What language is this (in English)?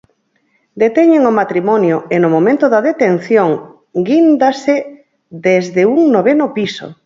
Galician